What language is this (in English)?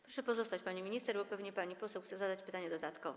Polish